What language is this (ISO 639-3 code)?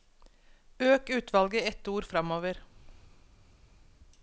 nor